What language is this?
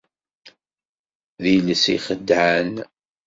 Kabyle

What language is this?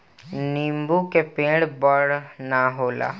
Bhojpuri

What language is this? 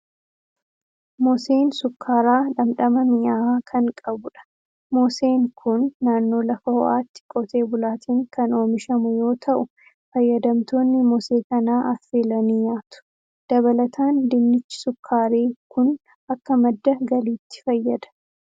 Oromo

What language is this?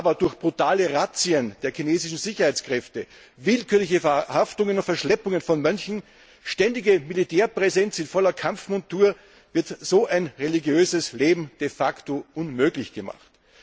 German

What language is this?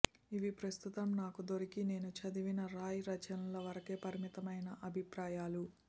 Telugu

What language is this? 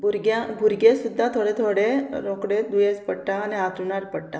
Konkani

